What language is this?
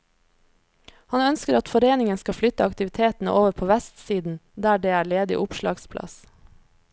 Norwegian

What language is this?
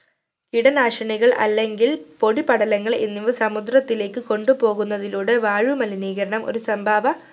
Malayalam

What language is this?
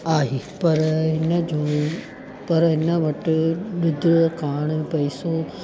Sindhi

